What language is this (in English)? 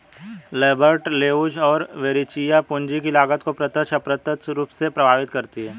Hindi